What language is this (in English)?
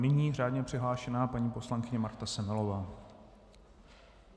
Czech